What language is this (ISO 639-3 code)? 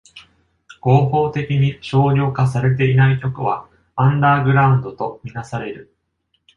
jpn